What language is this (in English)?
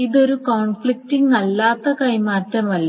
Malayalam